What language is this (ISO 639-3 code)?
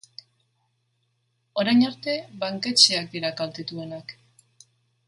eus